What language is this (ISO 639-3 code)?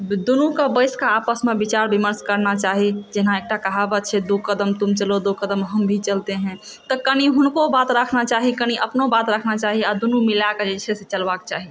mai